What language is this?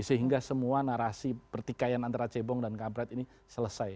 Indonesian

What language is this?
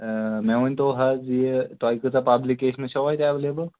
Kashmiri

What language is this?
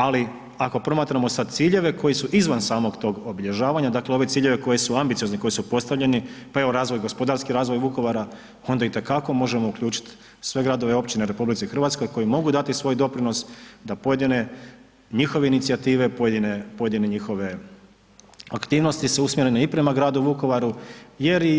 Croatian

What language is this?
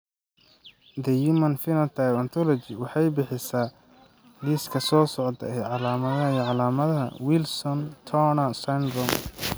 Somali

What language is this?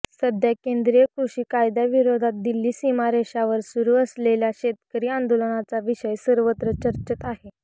Marathi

